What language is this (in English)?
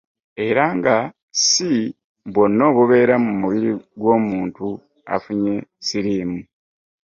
Ganda